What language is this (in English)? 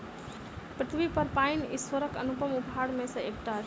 Maithili